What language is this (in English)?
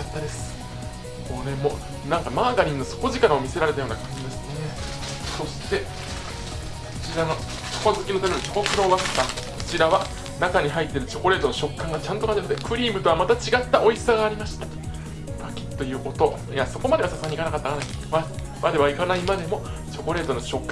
Japanese